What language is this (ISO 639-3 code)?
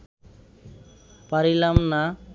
ben